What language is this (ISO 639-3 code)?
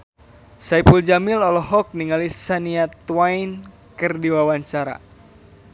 sun